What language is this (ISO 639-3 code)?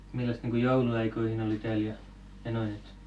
fin